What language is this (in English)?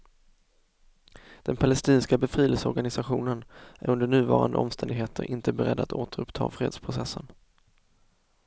Swedish